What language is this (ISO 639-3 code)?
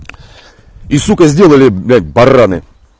rus